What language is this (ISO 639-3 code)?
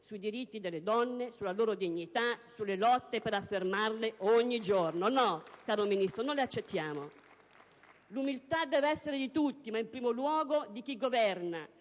ita